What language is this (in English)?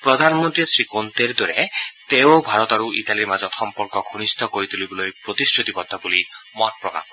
Assamese